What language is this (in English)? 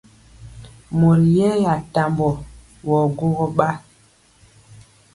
Mpiemo